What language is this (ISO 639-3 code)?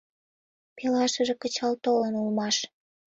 chm